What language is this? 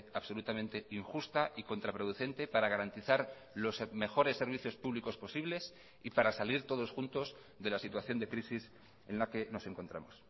Spanish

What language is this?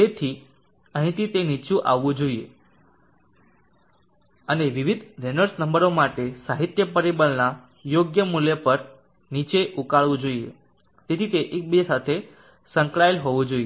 Gujarati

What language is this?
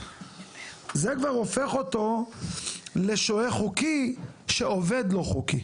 Hebrew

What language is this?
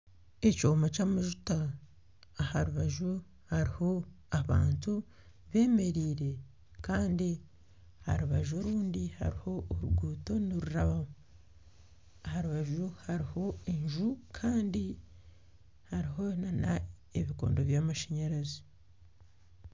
Nyankole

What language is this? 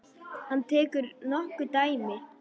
Icelandic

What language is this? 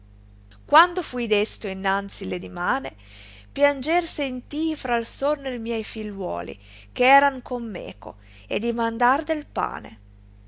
Italian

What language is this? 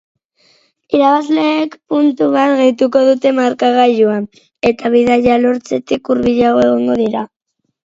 Basque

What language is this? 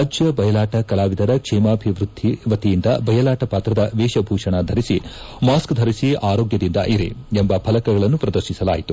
Kannada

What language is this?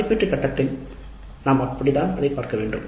Tamil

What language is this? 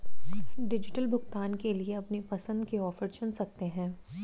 Hindi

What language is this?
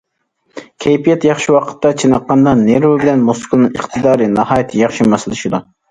Uyghur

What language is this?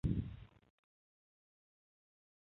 Chinese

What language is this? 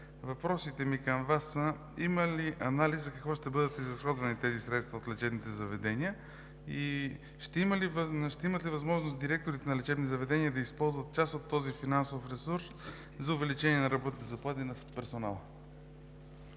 Bulgarian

